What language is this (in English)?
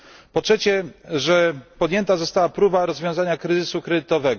Polish